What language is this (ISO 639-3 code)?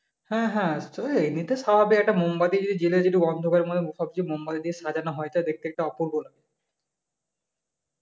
ben